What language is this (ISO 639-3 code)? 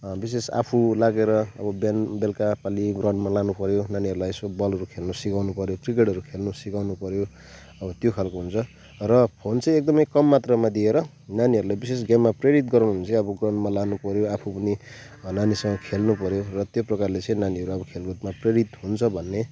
nep